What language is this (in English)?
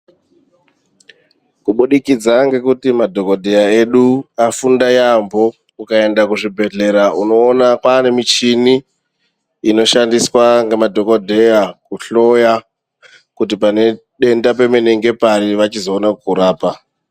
Ndau